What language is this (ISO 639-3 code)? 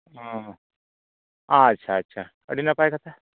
sat